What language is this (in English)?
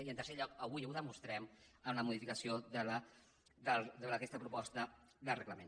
Catalan